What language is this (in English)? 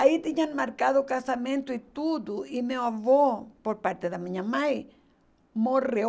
Portuguese